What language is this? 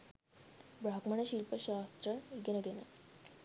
Sinhala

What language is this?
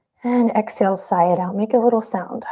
English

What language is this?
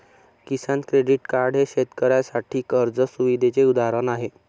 Marathi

